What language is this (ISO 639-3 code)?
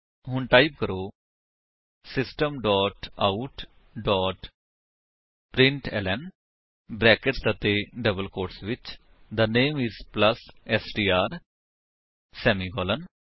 pan